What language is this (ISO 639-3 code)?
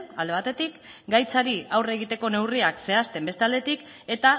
eus